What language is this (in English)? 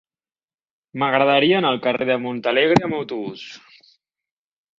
Catalan